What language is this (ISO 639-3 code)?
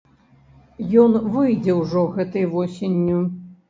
bel